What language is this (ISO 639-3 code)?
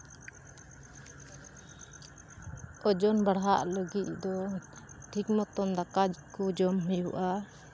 sat